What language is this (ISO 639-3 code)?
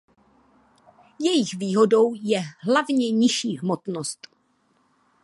ces